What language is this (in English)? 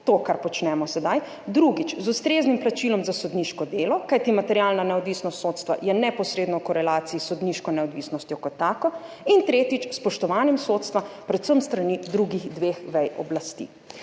Slovenian